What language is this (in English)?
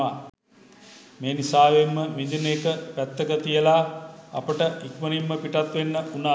Sinhala